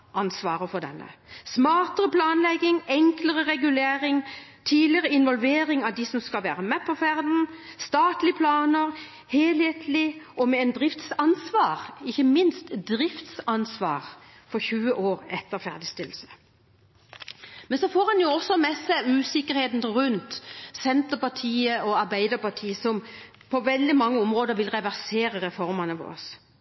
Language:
Norwegian Bokmål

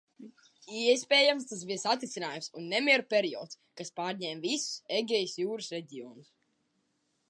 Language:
Latvian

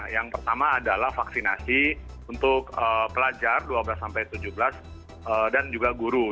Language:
Indonesian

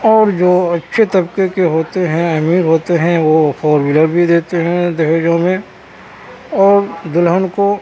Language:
Urdu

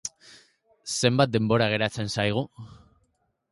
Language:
Basque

